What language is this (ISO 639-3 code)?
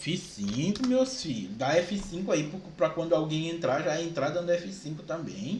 por